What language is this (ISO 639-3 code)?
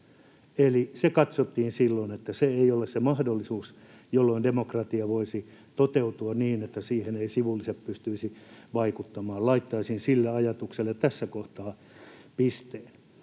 fin